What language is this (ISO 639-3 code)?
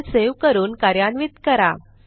mar